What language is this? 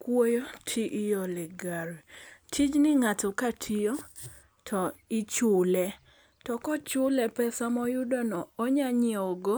Luo (Kenya and Tanzania)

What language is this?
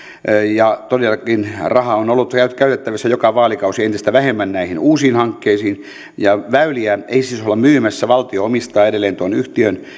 Finnish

